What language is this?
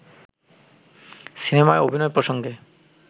Bangla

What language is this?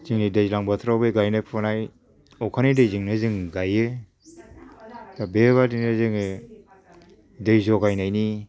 Bodo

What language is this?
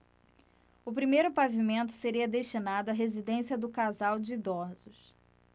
Portuguese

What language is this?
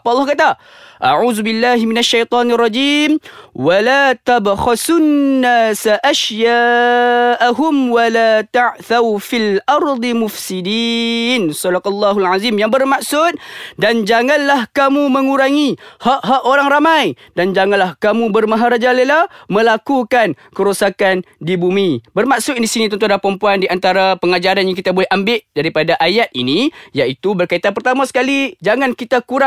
Malay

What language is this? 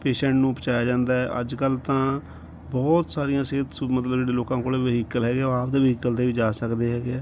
Punjabi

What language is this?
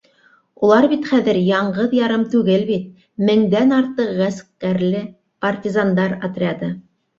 Bashkir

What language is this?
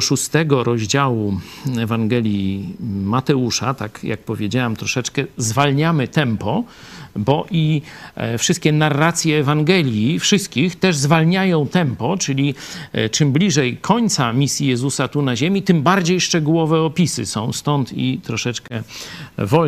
Polish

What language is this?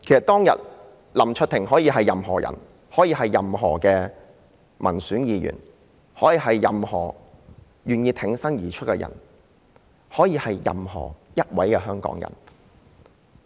Cantonese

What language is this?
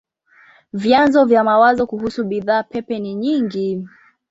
Swahili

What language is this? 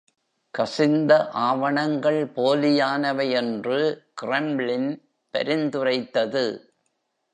Tamil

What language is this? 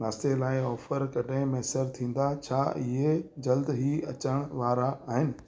Sindhi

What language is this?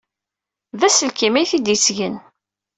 Kabyle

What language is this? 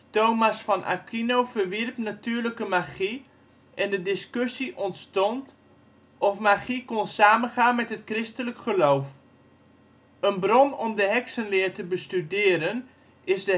Dutch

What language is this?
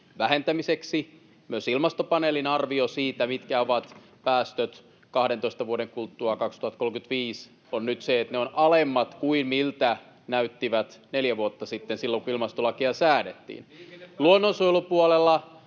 Finnish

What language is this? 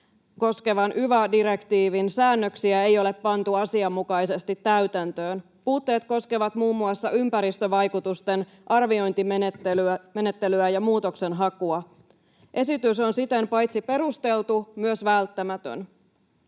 Finnish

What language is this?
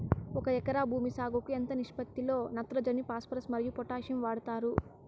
Telugu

